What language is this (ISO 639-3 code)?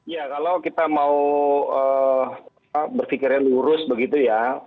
ind